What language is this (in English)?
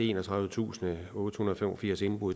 Danish